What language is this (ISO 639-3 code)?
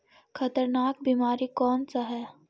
mag